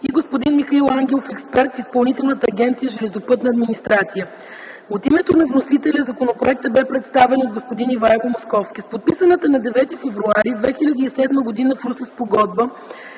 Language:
Bulgarian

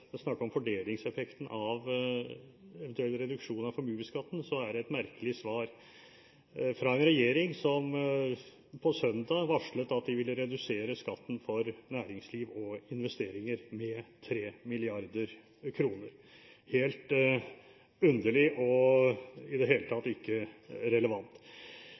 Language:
Norwegian Bokmål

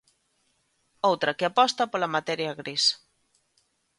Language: Galician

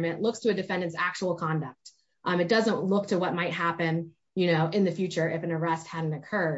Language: English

